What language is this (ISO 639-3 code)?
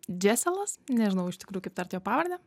lit